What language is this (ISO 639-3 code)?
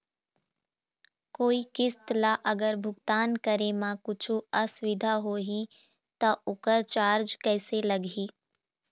hne